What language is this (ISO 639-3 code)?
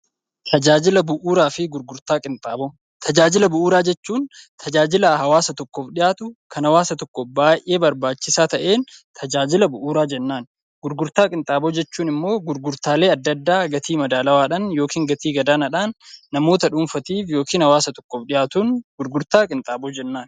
orm